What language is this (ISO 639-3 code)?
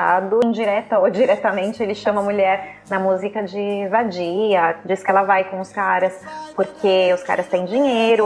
por